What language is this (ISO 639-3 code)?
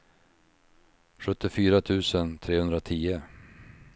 swe